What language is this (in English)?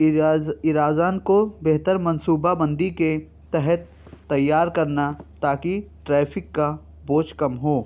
Urdu